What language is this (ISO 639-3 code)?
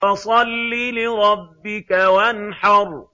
ara